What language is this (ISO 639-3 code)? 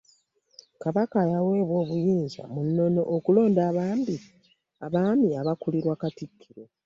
lug